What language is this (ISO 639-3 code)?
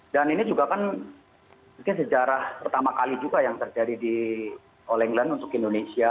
ind